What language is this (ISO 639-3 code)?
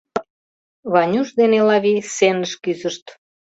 chm